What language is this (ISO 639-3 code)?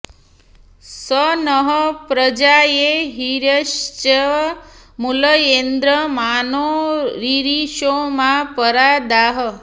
san